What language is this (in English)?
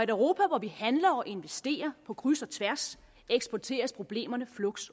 Danish